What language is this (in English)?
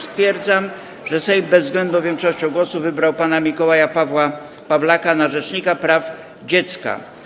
Polish